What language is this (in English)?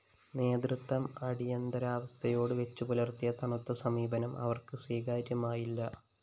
Malayalam